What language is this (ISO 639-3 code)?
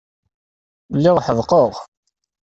kab